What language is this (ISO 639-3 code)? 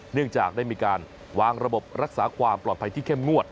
tha